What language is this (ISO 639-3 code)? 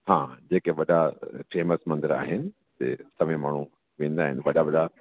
snd